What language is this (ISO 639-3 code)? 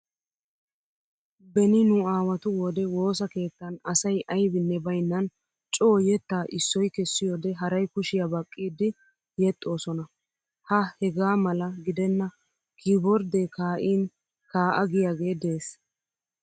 wal